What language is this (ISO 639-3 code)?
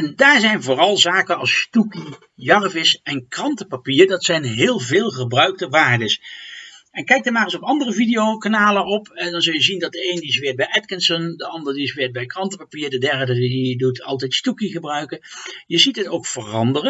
nld